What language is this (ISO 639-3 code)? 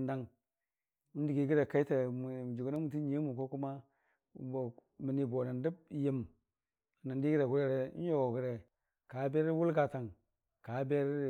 cfa